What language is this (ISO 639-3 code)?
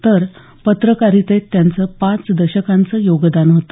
mar